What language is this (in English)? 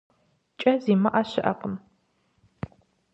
Kabardian